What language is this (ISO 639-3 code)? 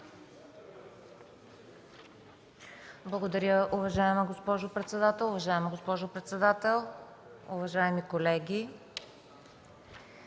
bul